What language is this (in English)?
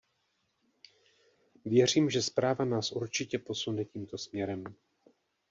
Czech